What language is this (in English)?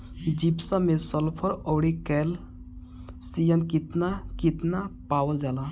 Bhojpuri